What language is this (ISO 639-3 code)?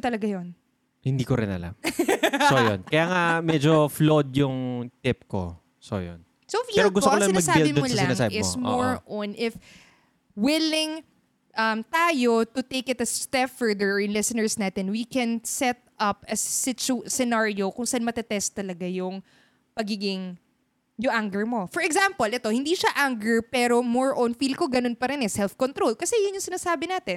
fil